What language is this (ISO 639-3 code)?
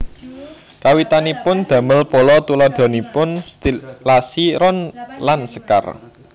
jav